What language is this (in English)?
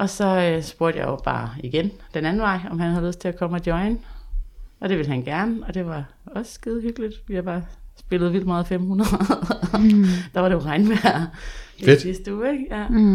Danish